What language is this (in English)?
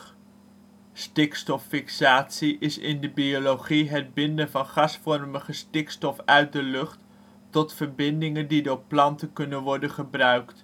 Dutch